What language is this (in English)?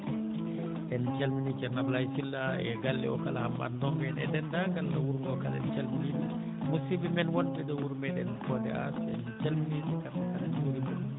Fula